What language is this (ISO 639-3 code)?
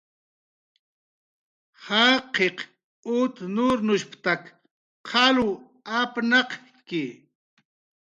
jqr